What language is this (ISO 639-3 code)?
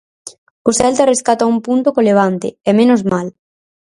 glg